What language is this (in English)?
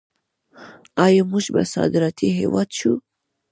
Pashto